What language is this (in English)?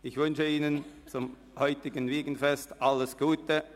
Swiss German